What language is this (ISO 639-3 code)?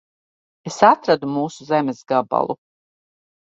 lav